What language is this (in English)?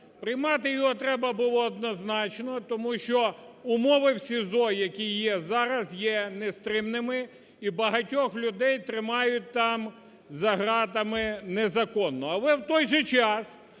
Ukrainian